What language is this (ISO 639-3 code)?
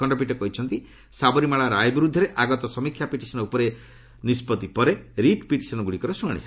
ori